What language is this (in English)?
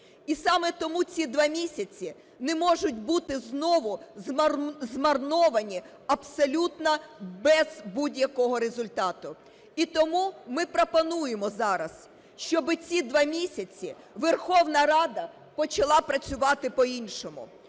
Ukrainian